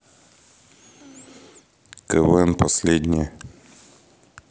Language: Russian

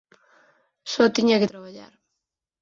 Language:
Galician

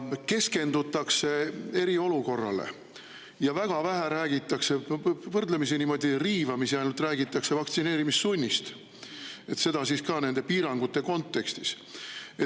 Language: Estonian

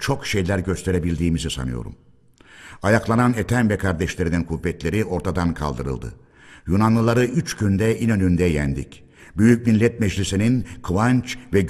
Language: Turkish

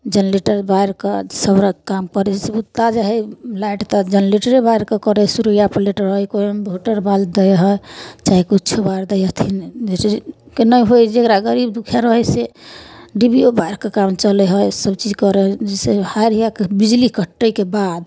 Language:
Maithili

